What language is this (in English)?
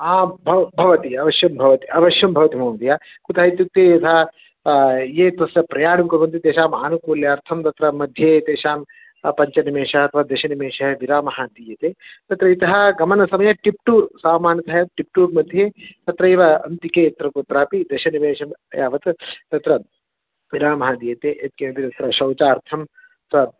Sanskrit